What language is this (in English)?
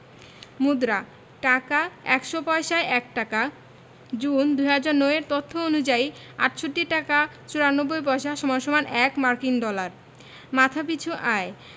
Bangla